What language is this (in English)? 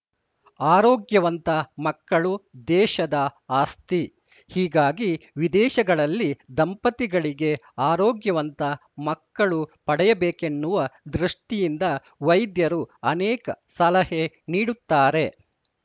Kannada